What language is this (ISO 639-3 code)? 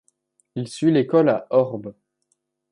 fra